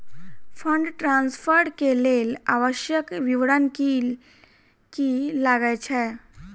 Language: Maithili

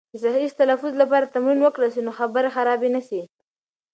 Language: Pashto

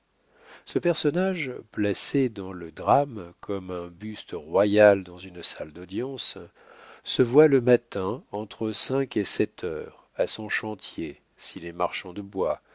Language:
French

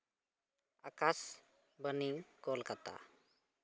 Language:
Santali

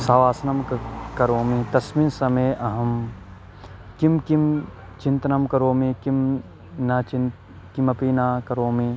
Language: Sanskrit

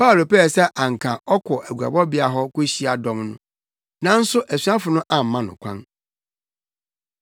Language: Akan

